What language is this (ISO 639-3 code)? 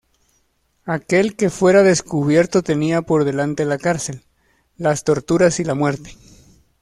spa